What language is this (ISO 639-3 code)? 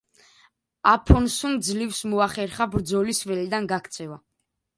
kat